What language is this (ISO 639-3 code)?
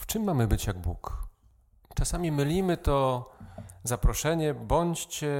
pol